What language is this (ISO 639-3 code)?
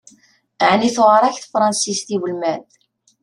kab